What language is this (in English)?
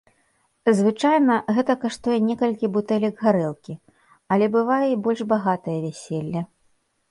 Belarusian